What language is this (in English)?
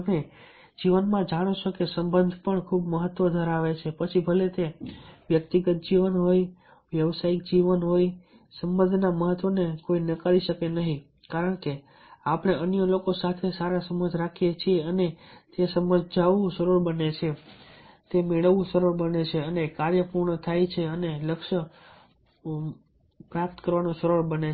Gujarati